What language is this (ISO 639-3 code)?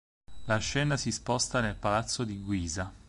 ita